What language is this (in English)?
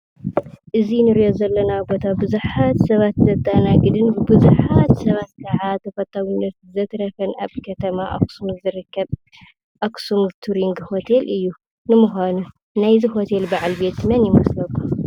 Tigrinya